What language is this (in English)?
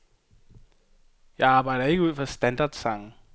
Danish